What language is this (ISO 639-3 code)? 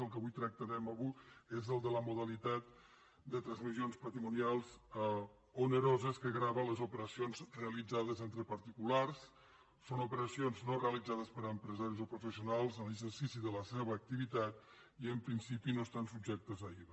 cat